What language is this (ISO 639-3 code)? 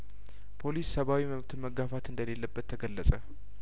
amh